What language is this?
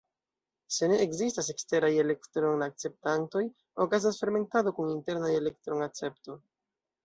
Esperanto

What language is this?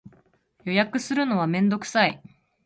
Japanese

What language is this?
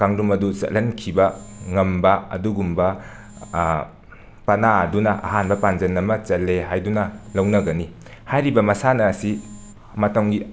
Manipuri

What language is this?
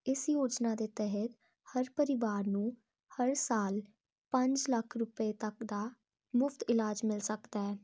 Punjabi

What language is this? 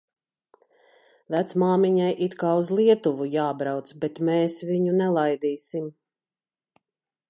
Latvian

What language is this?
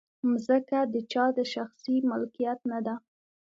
Pashto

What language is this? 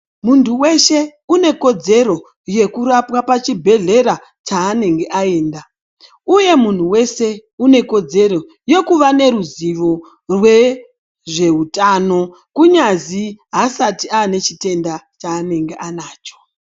Ndau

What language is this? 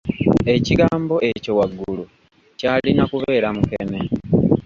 Ganda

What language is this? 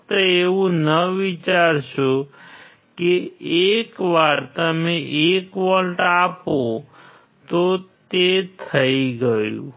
Gujarati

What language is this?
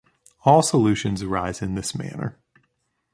English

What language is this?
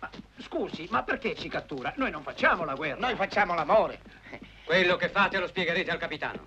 Italian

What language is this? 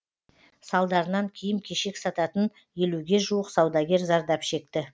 Kazakh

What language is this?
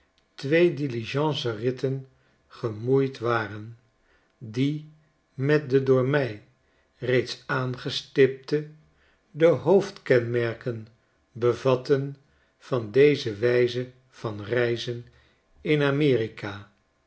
Dutch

